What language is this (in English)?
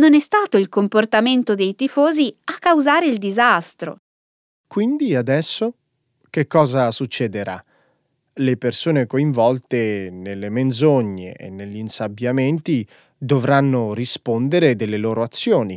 Italian